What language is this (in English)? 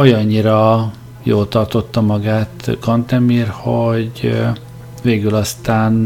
Hungarian